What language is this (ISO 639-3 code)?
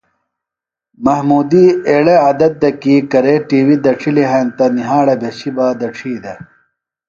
phl